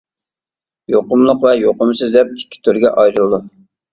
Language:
Uyghur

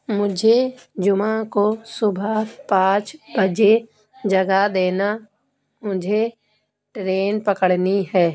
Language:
Urdu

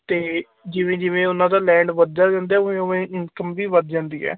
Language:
Punjabi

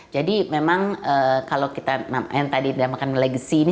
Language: Indonesian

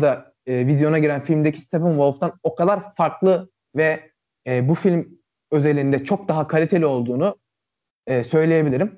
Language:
Turkish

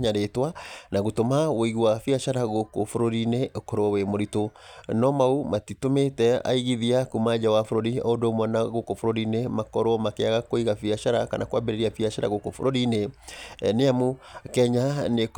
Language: Kikuyu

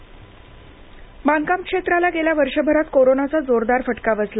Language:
Marathi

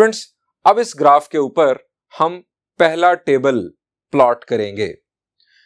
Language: Hindi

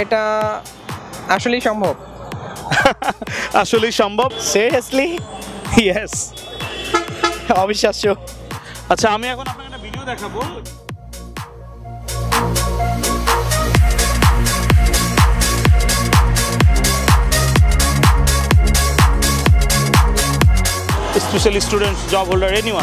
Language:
Italian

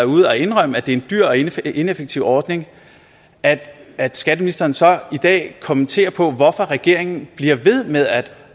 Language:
Danish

